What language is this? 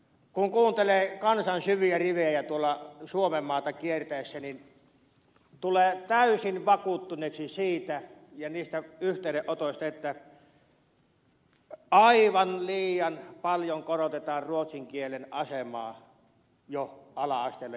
Finnish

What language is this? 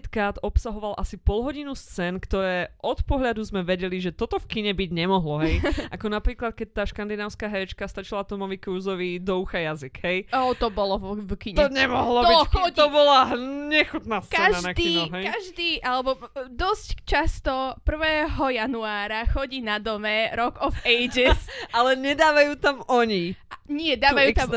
Slovak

